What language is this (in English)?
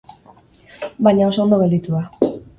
Basque